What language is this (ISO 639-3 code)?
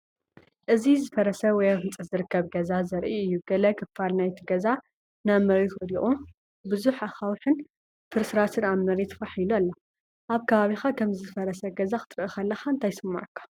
tir